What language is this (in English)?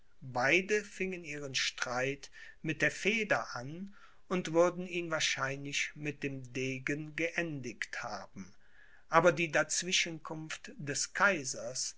German